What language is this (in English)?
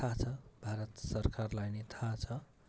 Nepali